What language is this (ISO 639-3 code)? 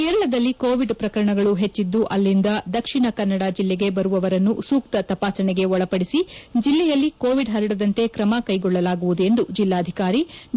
kan